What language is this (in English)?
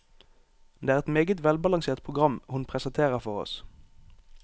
Norwegian